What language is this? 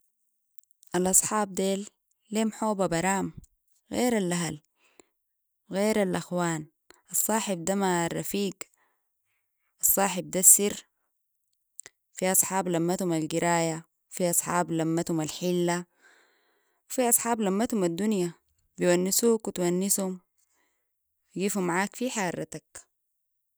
Sudanese Arabic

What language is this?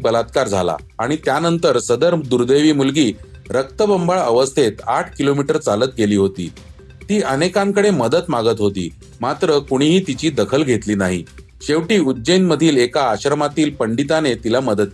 Marathi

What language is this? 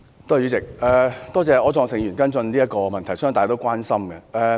Cantonese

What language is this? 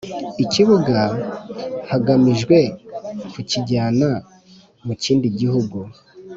Kinyarwanda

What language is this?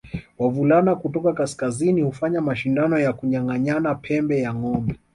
Swahili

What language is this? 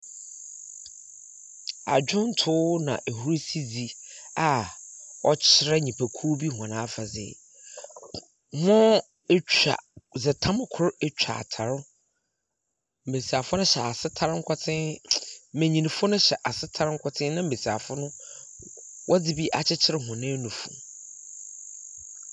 Akan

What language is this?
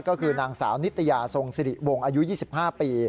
Thai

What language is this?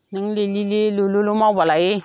Bodo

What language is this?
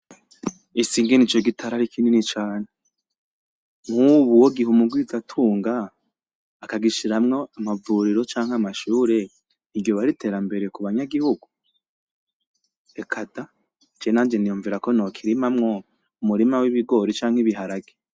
Rundi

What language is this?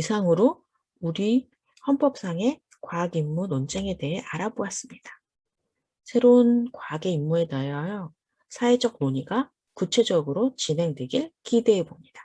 Korean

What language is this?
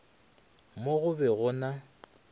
Northern Sotho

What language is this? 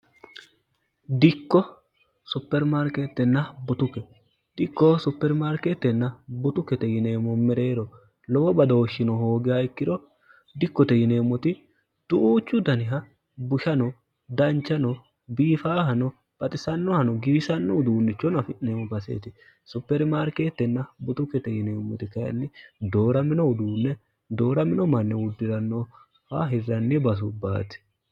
Sidamo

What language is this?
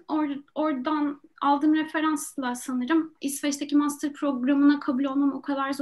Turkish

